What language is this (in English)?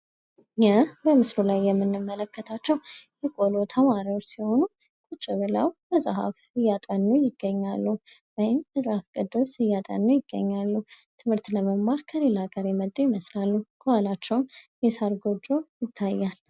Amharic